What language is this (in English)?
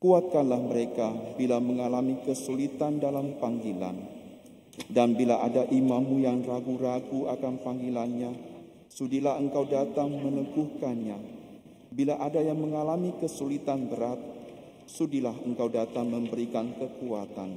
Indonesian